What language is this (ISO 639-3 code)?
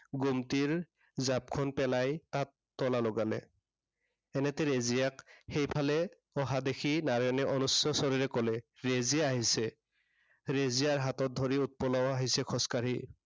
asm